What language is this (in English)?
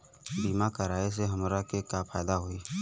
Bhojpuri